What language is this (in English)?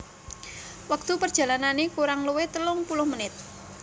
Javanese